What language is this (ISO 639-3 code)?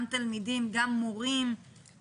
heb